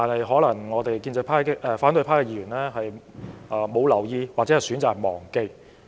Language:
Cantonese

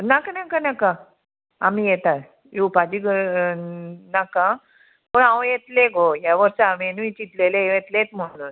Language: Konkani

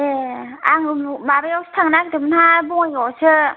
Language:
Bodo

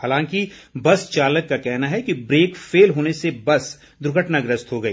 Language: Hindi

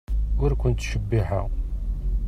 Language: Kabyle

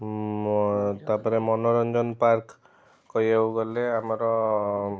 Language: Odia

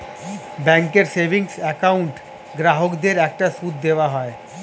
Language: Bangla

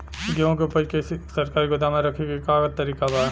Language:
Bhojpuri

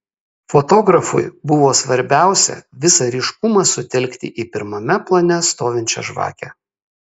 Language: Lithuanian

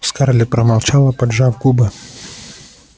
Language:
Russian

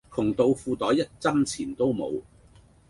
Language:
Cantonese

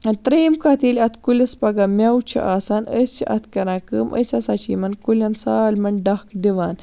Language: Kashmiri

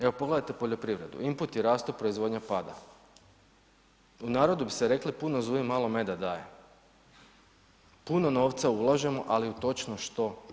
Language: Croatian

